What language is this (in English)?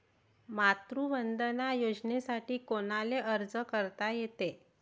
Marathi